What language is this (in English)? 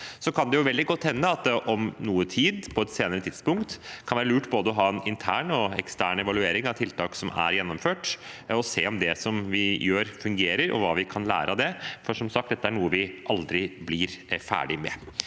Norwegian